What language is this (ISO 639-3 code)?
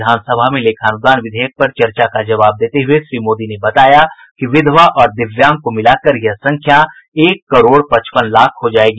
hin